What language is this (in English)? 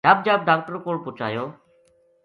Gujari